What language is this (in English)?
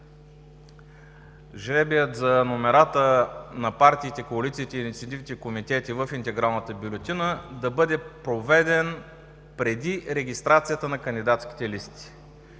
Bulgarian